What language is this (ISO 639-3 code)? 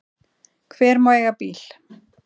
isl